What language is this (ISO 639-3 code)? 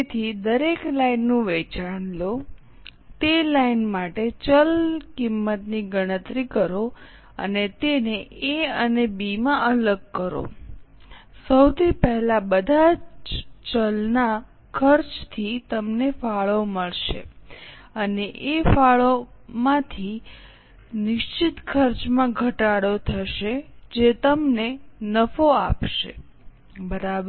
guj